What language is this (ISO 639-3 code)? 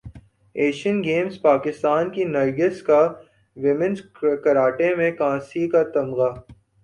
urd